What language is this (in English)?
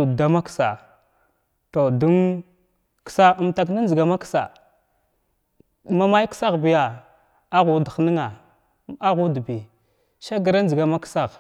Glavda